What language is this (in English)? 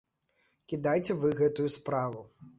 Belarusian